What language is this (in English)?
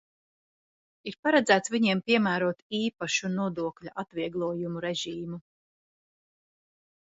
Latvian